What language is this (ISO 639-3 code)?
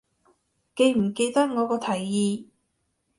yue